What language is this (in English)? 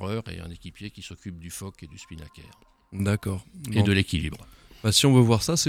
French